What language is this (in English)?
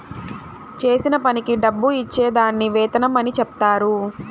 Telugu